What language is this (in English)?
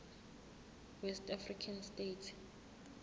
Zulu